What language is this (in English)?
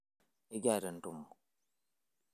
Masai